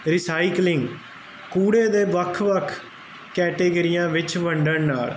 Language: Punjabi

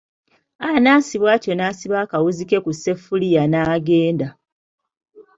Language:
Ganda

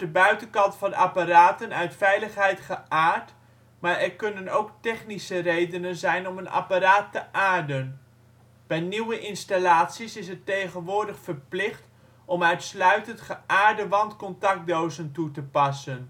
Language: Dutch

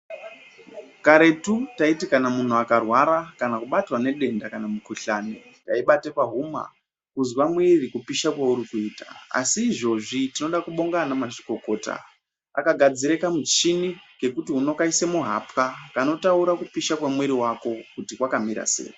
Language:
Ndau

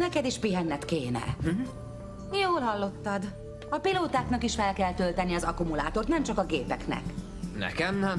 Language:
Hungarian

